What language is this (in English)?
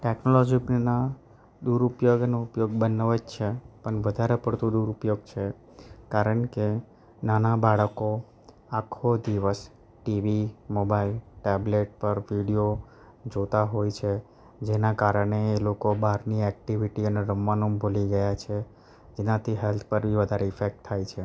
Gujarati